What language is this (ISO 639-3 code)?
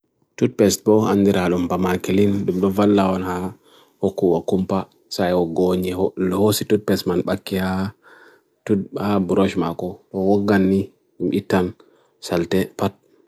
fui